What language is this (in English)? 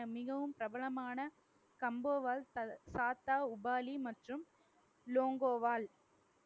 Tamil